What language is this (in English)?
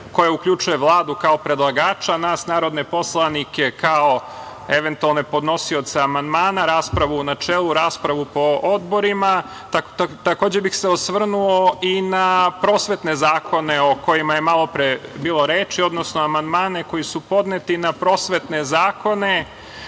Serbian